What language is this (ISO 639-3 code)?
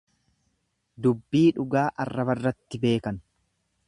orm